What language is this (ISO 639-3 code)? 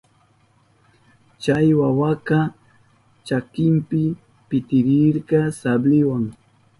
qup